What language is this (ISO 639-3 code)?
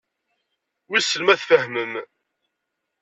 kab